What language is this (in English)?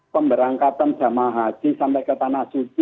Indonesian